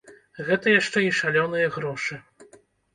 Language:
Belarusian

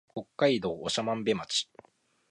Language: Japanese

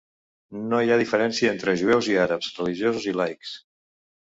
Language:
Catalan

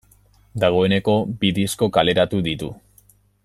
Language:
Basque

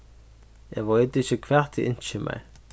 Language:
Faroese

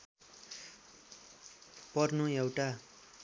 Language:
Nepali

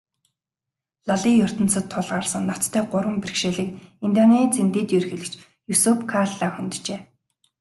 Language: Mongolian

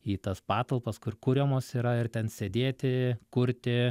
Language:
Lithuanian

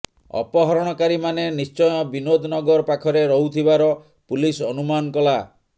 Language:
Odia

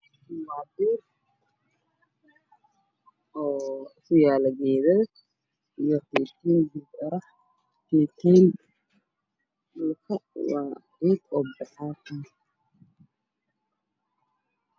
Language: Somali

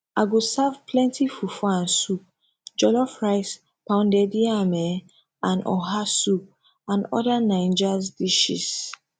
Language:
Nigerian Pidgin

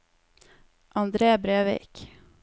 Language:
Norwegian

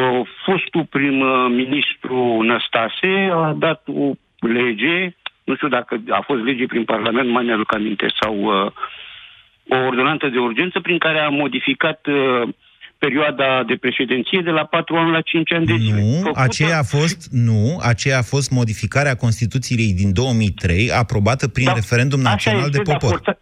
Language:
Romanian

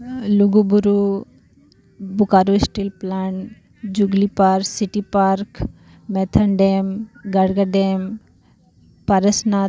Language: Santali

